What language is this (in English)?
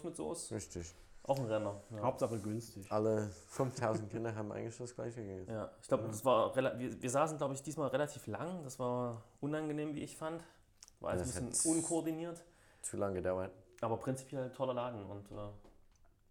German